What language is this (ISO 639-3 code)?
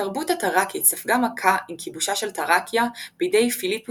heb